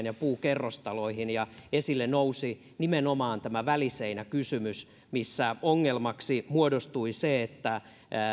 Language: Finnish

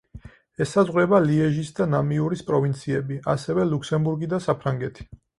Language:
Georgian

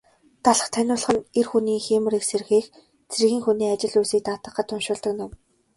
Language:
Mongolian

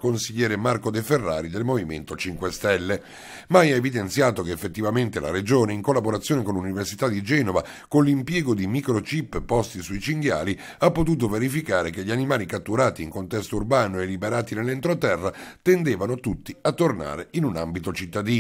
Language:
Italian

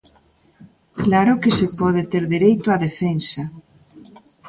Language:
Galician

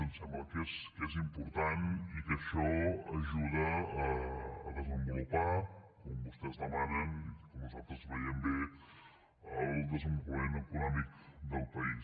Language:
Catalan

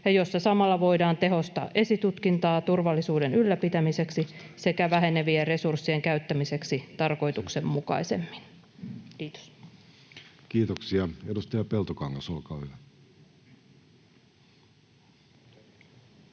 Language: Finnish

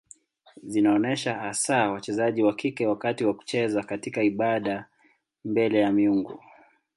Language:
Swahili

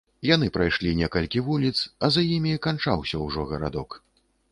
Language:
Belarusian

